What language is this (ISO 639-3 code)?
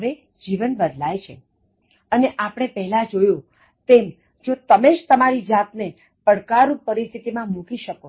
guj